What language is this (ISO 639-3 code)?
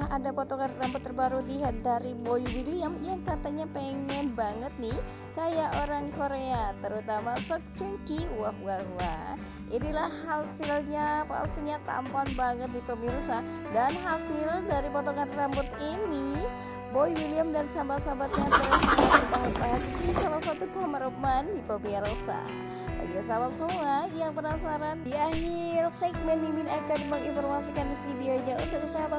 ind